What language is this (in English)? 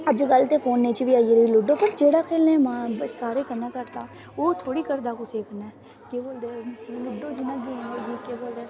Dogri